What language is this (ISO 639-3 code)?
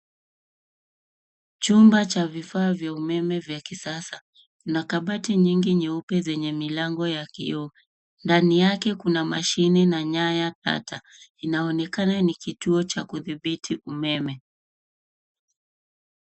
swa